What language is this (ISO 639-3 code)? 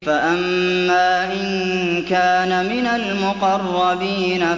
ara